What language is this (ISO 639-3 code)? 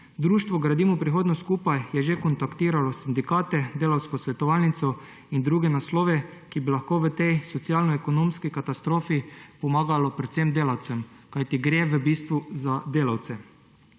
slv